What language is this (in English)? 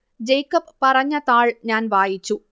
Malayalam